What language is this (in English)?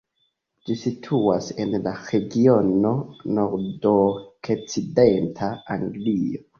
Esperanto